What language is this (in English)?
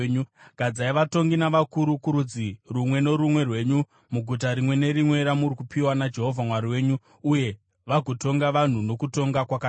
Shona